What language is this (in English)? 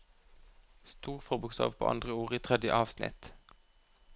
Norwegian